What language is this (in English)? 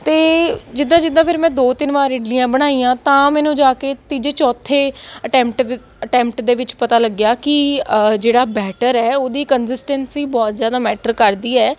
Punjabi